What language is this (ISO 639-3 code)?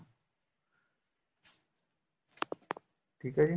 pan